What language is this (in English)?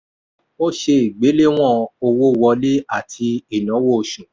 Yoruba